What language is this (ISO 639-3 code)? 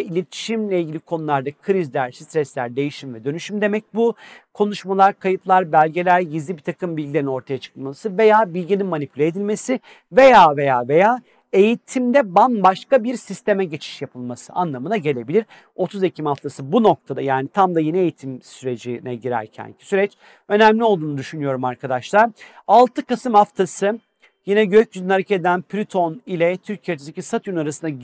tur